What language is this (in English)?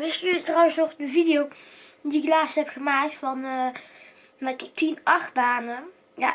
Dutch